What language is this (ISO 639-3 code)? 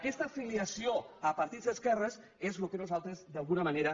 cat